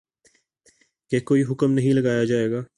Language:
Urdu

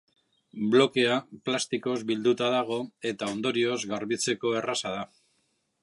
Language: Basque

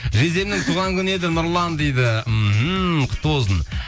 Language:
Kazakh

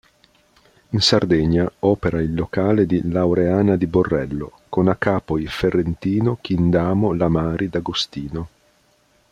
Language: Italian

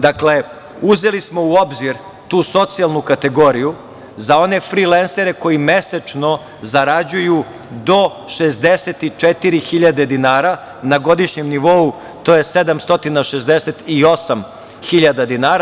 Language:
Serbian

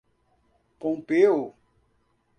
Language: Portuguese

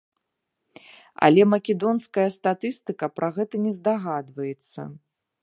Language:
Belarusian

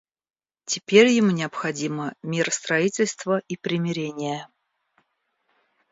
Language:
Russian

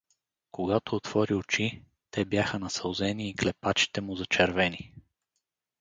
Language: Bulgarian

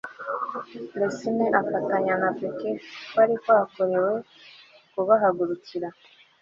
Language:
Kinyarwanda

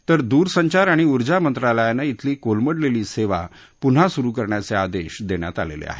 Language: Marathi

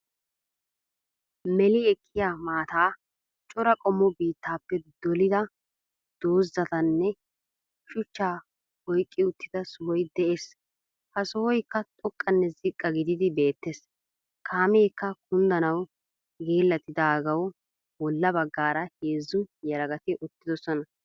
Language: Wolaytta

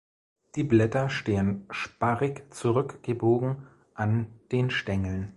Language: German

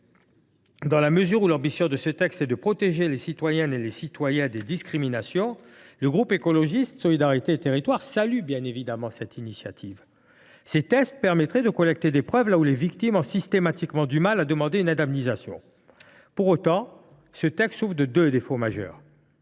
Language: French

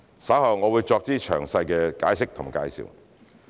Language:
Cantonese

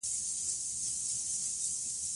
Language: Pashto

